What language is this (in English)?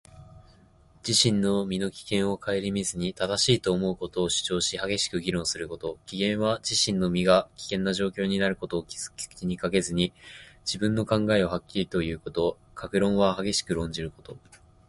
Japanese